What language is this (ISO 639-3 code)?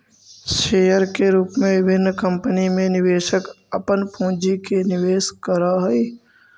mag